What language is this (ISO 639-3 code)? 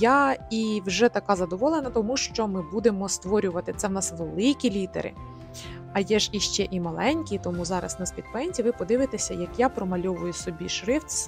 ukr